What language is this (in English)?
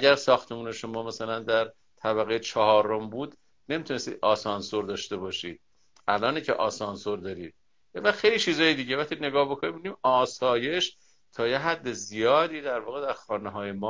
Persian